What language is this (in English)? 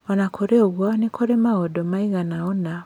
Kikuyu